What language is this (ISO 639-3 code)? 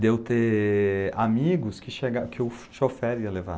por